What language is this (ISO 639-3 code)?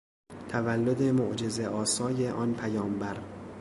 fas